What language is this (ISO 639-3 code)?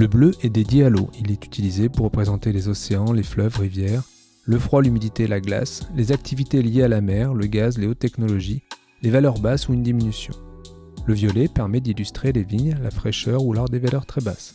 fra